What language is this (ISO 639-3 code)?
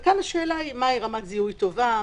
heb